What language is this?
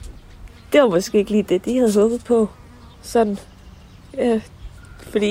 Danish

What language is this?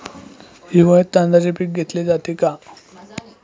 Marathi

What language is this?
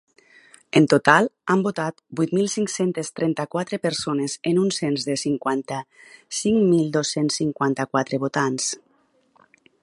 Catalan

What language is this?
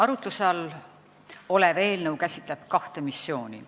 Estonian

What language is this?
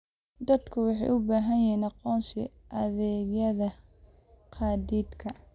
Somali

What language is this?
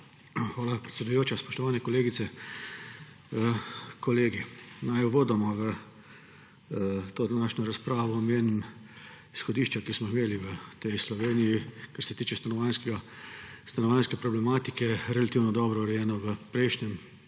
Slovenian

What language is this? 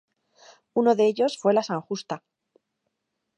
Spanish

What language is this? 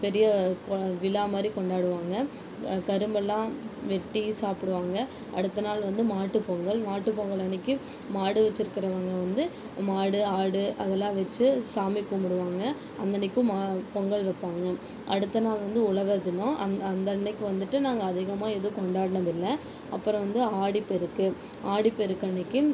Tamil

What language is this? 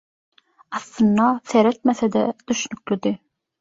Turkmen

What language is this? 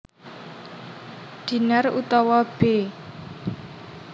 Javanese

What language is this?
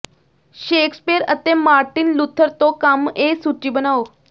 Punjabi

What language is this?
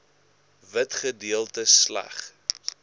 Afrikaans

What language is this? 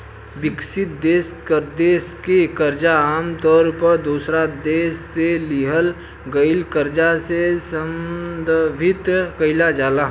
Bhojpuri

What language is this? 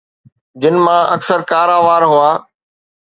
Sindhi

